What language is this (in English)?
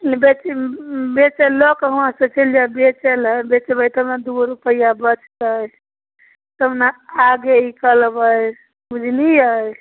Maithili